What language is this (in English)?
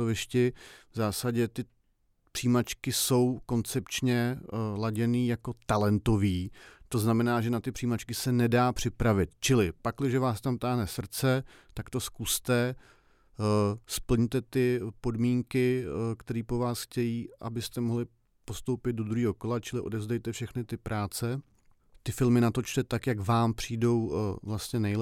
Czech